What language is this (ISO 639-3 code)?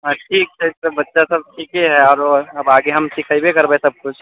mai